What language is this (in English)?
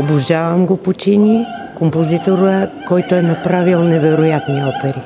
Bulgarian